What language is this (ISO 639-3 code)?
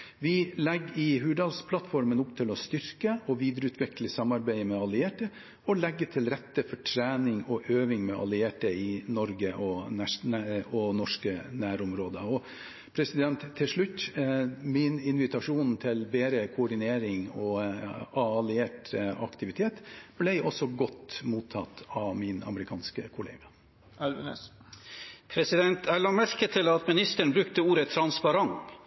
nob